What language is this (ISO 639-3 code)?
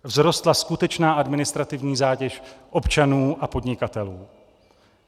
ces